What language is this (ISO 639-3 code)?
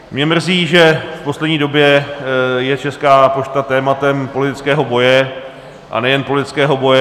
ces